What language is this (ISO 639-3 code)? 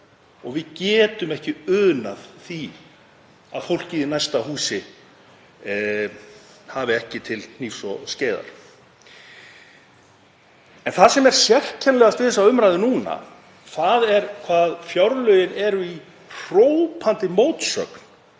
isl